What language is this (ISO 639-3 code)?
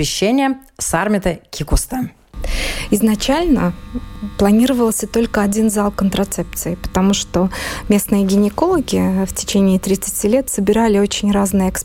rus